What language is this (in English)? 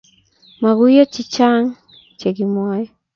Kalenjin